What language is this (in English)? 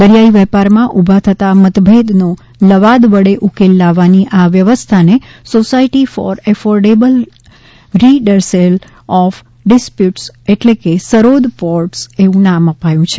Gujarati